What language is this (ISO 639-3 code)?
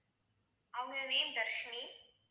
tam